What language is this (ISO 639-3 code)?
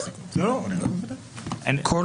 heb